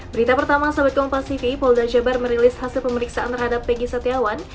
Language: Indonesian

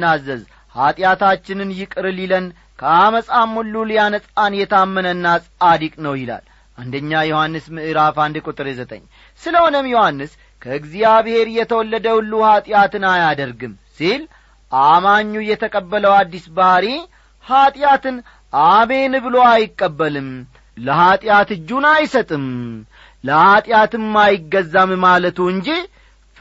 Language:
Amharic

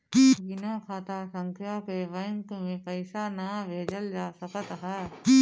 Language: Bhojpuri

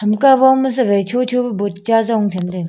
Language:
Wancho Naga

